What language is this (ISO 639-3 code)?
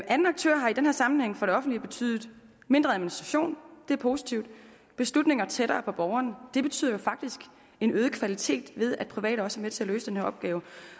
dan